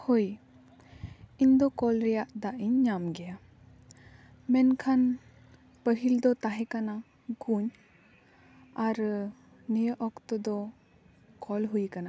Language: Santali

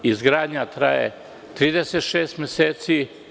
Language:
Serbian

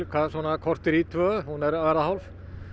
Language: Icelandic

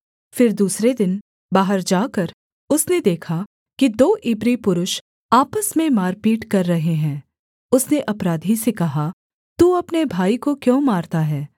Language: Hindi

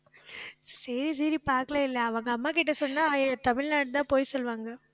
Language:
Tamil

